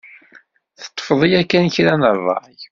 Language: Kabyle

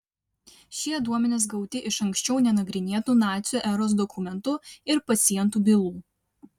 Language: Lithuanian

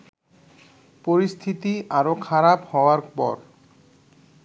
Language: Bangla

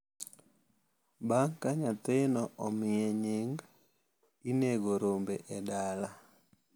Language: Luo (Kenya and Tanzania)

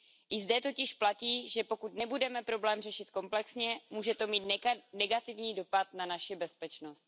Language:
Czech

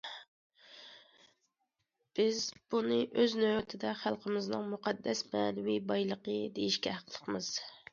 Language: Uyghur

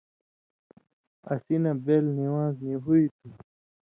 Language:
Indus Kohistani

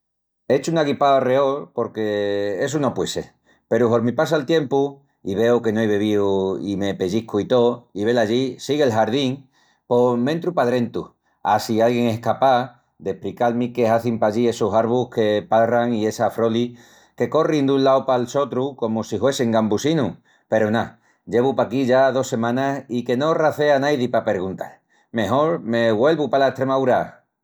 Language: Extremaduran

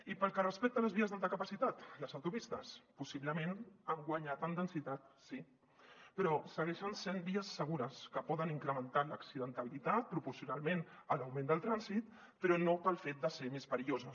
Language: Catalan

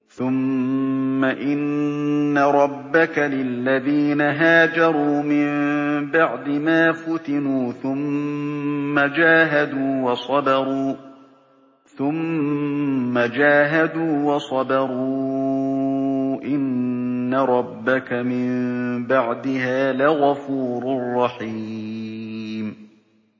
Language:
Arabic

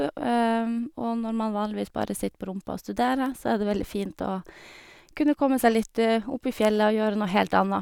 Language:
Norwegian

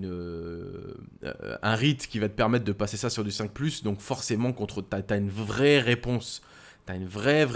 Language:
French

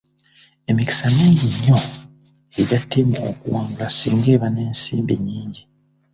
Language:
Ganda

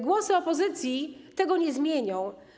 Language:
Polish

